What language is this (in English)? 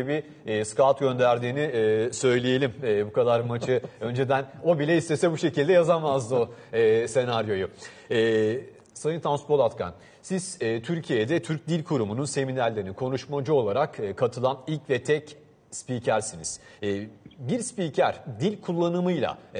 Turkish